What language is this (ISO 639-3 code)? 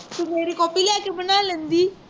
pan